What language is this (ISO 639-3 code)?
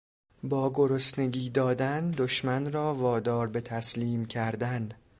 fas